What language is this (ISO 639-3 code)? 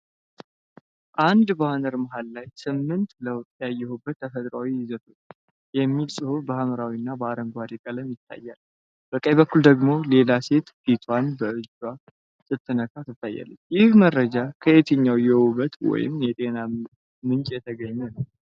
amh